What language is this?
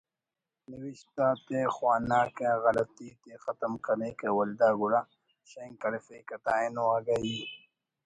Brahui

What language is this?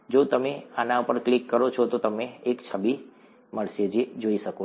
Gujarati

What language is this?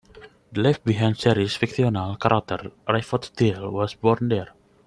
English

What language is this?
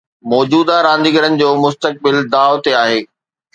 Sindhi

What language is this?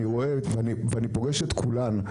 Hebrew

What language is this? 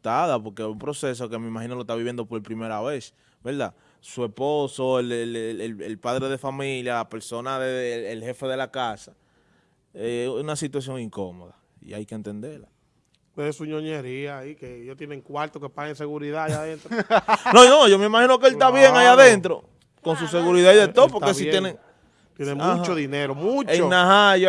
Spanish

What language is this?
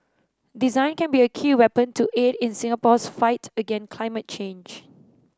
English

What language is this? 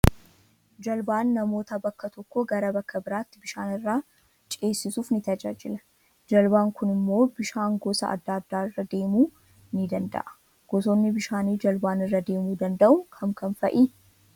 Oromo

